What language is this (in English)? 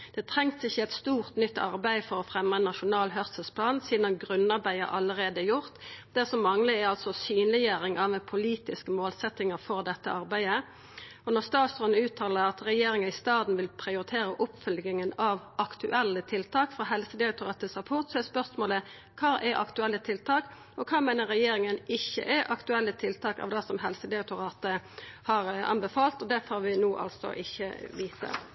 Norwegian Nynorsk